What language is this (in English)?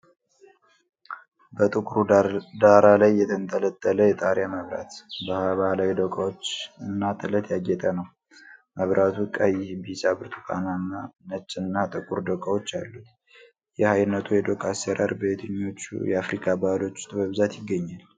Amharic